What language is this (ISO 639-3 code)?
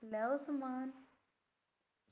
pan